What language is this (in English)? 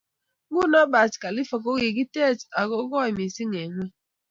Kalenjin